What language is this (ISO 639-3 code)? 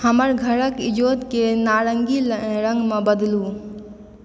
mai